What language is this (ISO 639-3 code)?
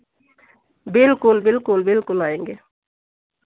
hin